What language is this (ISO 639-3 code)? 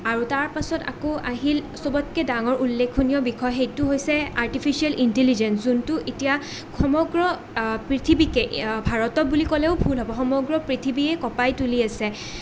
asm